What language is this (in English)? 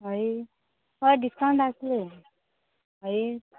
Konkani